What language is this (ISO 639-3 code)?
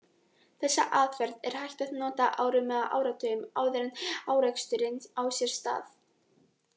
isl